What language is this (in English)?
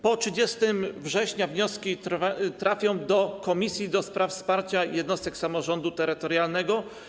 Polish